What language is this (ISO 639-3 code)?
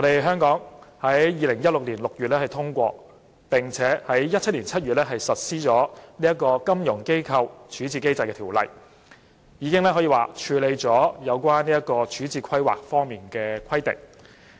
yue